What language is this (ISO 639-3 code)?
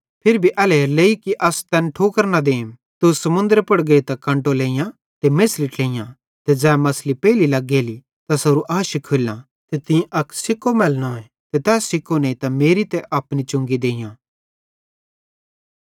bhd